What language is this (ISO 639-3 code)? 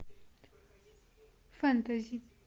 rus